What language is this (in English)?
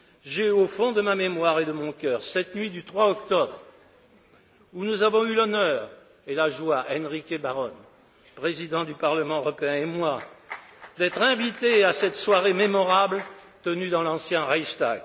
French